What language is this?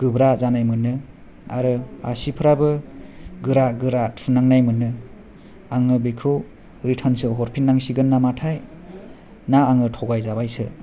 Bodo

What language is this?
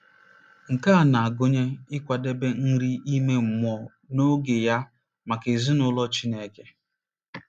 Igbo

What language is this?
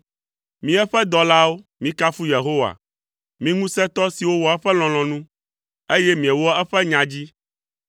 Ewe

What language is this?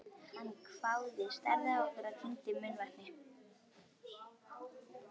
Icelandic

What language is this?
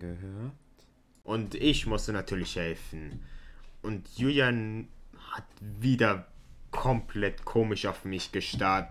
German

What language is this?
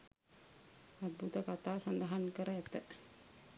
Sinhala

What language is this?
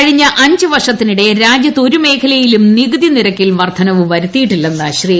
Malayalam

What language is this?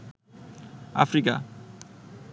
Bangla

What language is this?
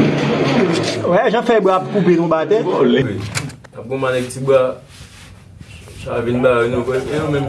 French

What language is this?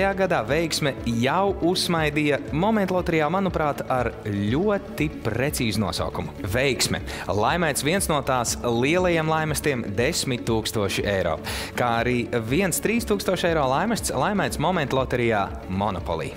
Latvian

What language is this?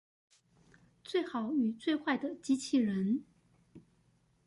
Chinese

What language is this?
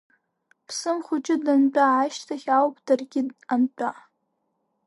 Abkhazian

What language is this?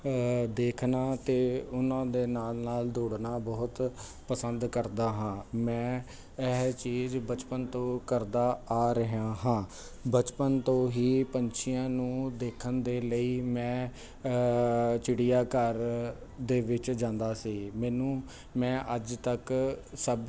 Punjabi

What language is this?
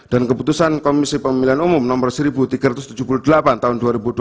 Indonesian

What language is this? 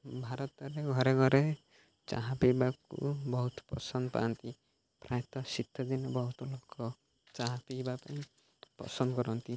Odia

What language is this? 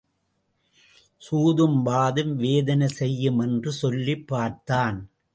Tamil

